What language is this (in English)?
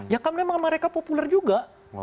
Indonesian